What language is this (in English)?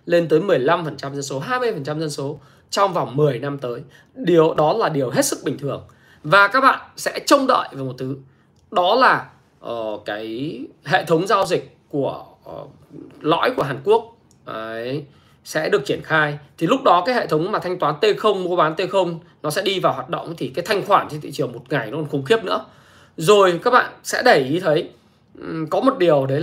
Vietnamese